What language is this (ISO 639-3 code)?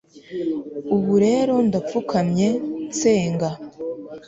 kin